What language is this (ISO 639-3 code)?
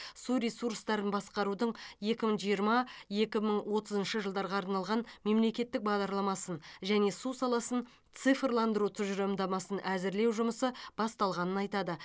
kaz